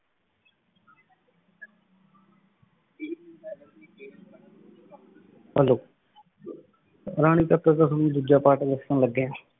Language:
Punjabi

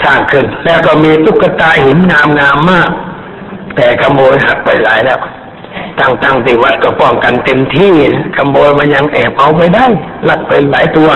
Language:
Thai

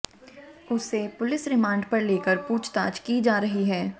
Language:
Hindi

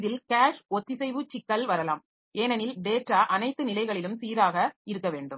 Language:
Tamil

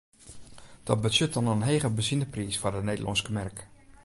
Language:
Western Frisian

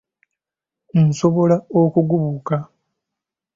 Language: Ganda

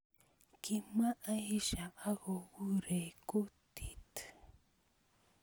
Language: Kalenjin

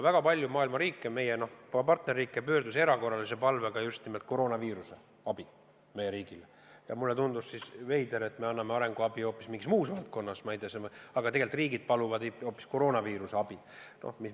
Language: Estonian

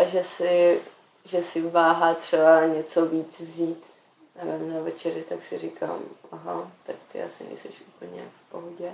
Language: Czech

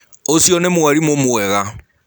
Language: Kikuyu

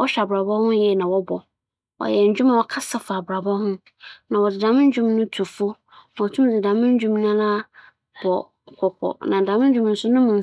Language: Akan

